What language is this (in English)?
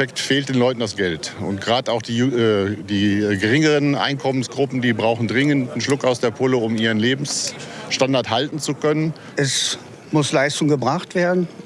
German